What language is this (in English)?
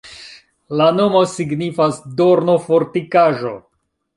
Esperanto